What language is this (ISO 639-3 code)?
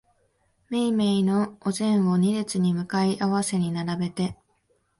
jpn